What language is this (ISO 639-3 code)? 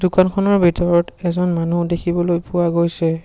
asm